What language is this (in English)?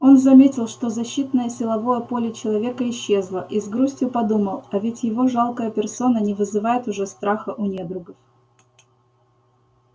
Russian